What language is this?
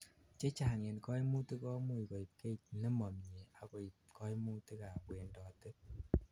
Kalenjin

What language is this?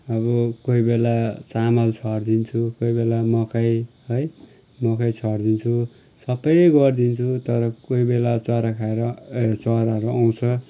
Nepali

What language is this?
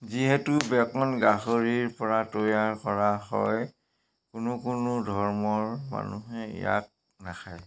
Assamese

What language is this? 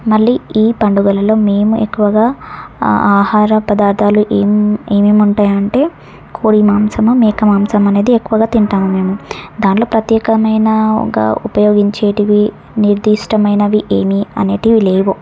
Telugu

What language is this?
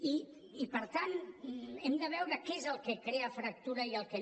Catalan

